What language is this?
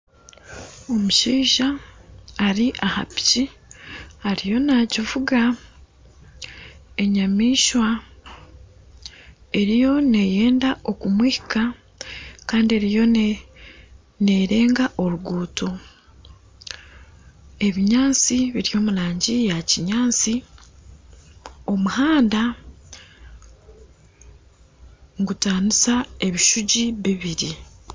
Nyankole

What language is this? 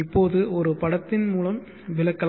Tamil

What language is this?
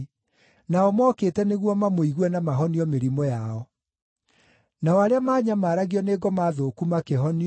Kikuyu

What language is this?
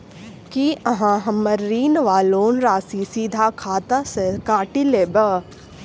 Maithili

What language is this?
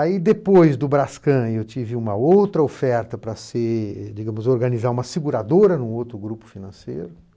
Portuguese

